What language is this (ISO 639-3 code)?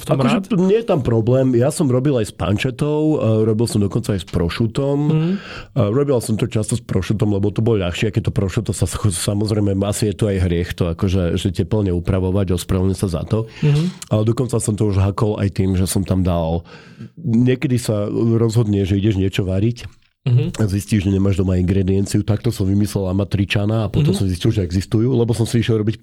slk